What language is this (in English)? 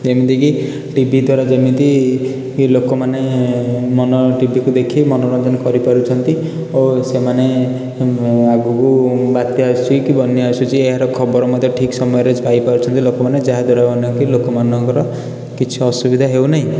Odia